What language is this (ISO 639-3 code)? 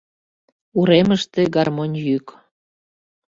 chm